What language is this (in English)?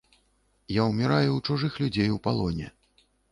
Belarusian